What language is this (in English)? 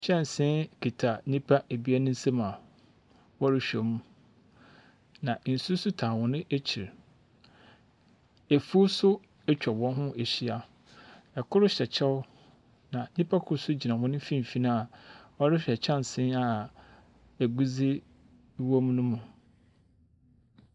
Akan